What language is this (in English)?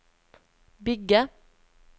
Norwegian